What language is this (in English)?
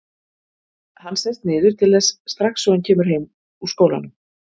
Icelandic